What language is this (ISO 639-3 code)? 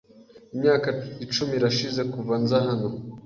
kin